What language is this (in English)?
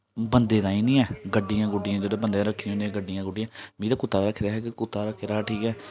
Dogri